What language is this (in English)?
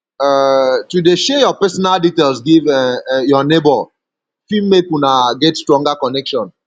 Nigerian Pidgin